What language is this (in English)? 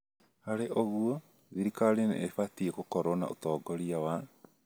Kikuyu